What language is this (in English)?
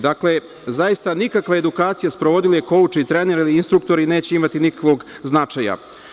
Serbian